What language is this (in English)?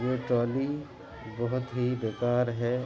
Urdu